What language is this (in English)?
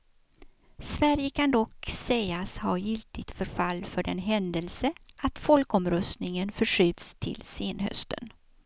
Swedish